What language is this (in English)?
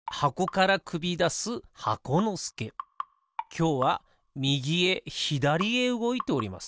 Japanese